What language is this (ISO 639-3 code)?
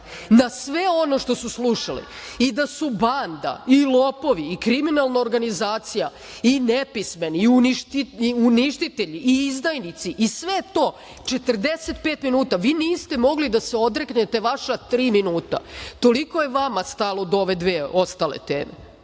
srp